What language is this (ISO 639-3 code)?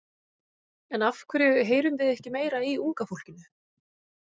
isl